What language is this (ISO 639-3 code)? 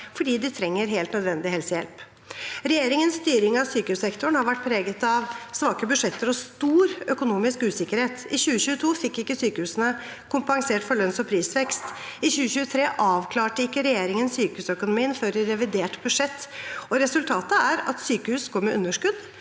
nor